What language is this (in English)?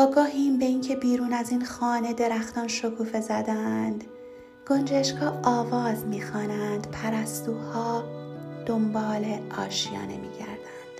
Persian